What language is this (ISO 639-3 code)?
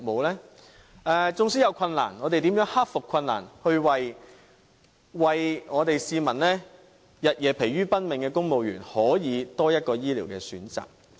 yue